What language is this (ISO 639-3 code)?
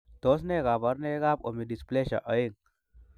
kln